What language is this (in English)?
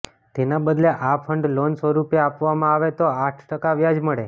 Gujarati